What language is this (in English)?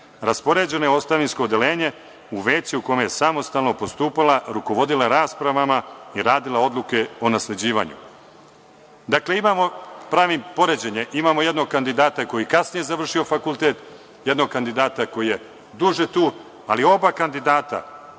Serbian